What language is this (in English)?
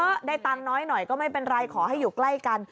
Thai